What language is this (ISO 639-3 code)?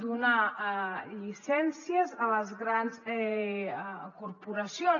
cat